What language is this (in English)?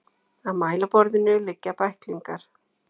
Icelandic